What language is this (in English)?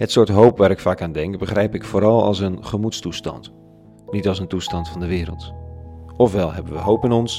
Dutch